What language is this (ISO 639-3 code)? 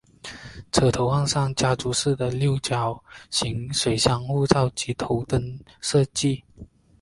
zho